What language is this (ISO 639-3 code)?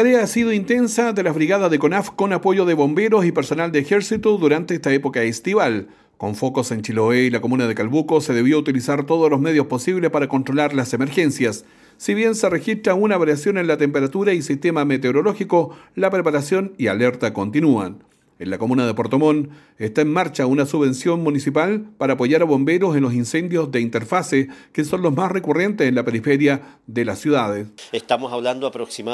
spa